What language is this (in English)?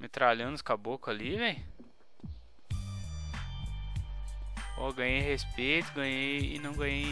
Portuguese